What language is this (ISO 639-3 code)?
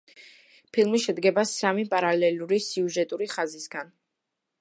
kat